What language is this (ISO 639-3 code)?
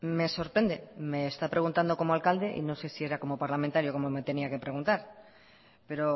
spa